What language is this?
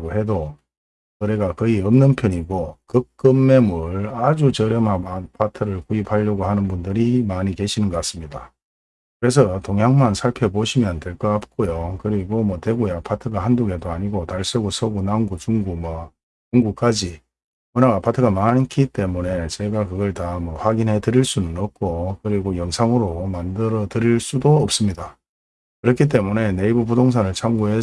Korean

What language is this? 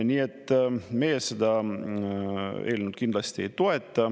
Estonian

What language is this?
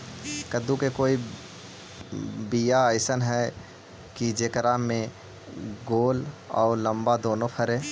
Magahi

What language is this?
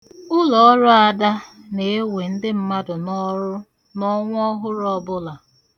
Igbo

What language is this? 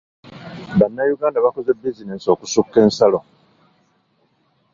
Ganda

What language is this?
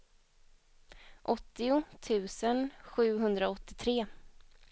Swedish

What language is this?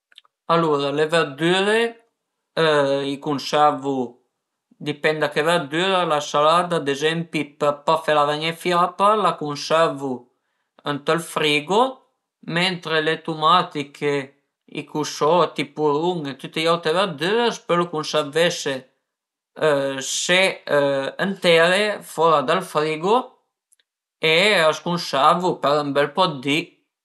Piedmontese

